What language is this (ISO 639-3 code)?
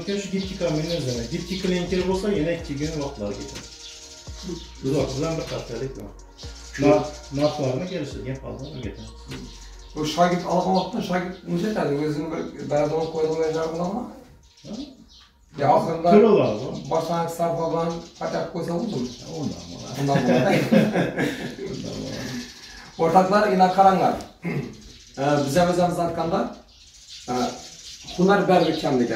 tur